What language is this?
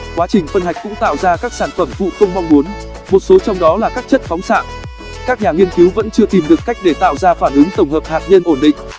Vietnamese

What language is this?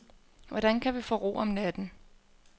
Danish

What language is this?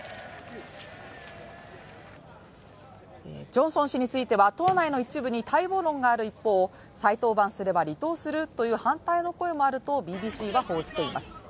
Japanese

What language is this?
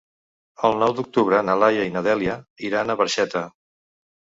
Catalan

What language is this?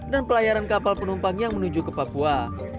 Indonesian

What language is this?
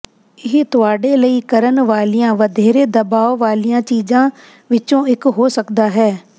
Punjabi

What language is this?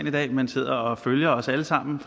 Danish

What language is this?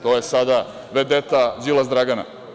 Serbian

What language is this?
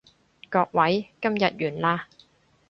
Cantonese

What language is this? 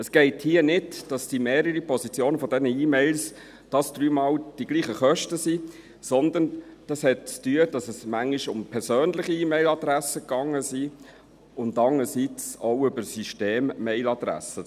Swiss German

